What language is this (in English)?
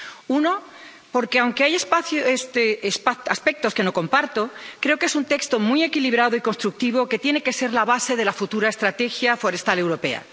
Spanish